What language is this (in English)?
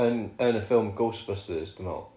Welsh